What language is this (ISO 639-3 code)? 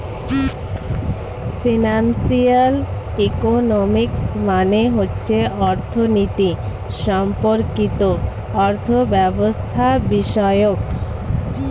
ben